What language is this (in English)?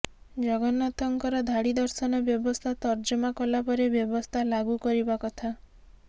Odia